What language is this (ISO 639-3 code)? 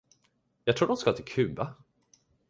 swe